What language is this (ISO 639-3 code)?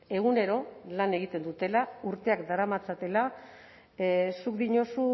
eus